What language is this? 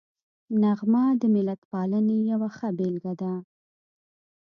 Pashto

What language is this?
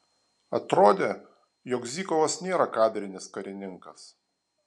Lithuanian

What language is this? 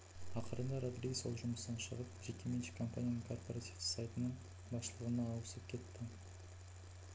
Kazakh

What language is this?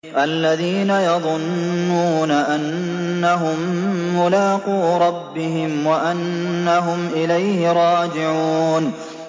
Arabic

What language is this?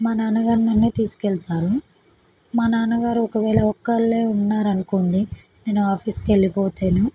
Telugu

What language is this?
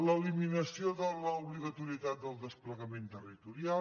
Catalan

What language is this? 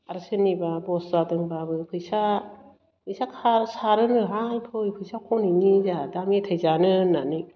Bodo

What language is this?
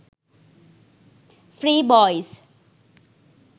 Sinhala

